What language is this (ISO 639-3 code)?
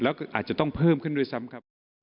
tha